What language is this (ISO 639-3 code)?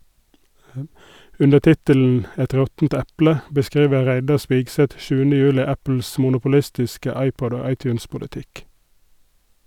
nor